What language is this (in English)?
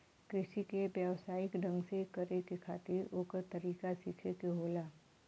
Bhojpuri